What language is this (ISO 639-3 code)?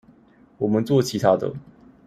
zho